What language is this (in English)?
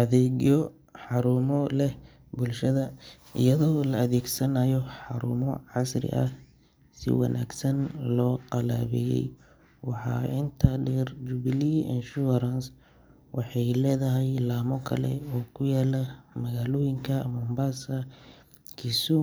Somali